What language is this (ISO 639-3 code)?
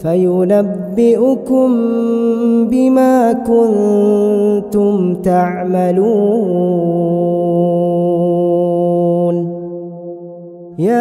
ara